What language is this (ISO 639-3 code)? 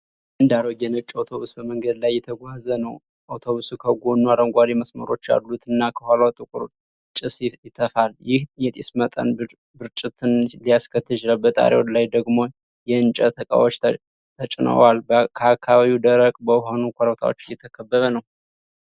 amh